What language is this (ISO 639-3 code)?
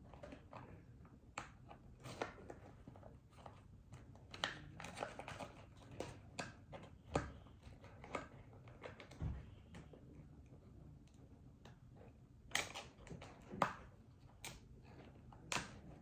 eng